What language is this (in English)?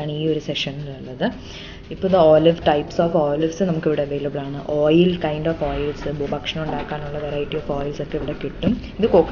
English